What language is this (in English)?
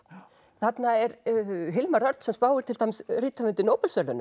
Icelandic